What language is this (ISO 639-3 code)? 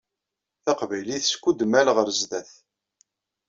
kab